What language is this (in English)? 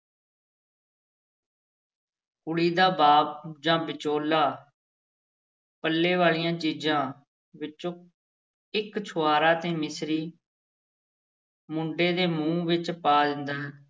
Punjabi